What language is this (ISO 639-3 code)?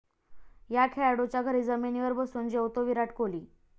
mar